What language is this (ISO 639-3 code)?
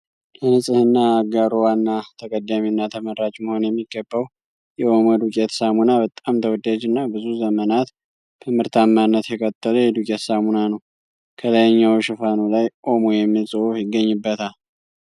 amh